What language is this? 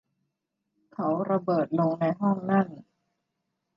Thai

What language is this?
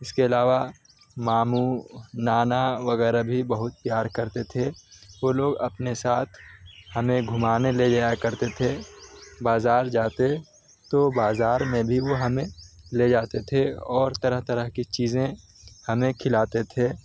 Urdu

